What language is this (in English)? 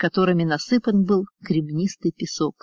Russian